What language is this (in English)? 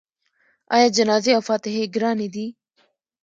Pashto